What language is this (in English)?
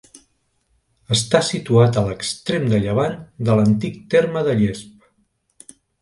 Catalan